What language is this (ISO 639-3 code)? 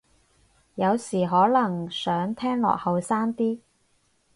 yue